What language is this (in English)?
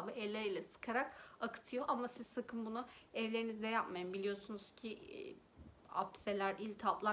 Turkish